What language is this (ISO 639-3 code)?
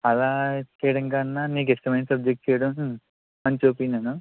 tel